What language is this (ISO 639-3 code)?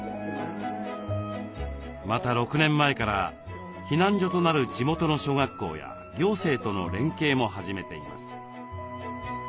jpn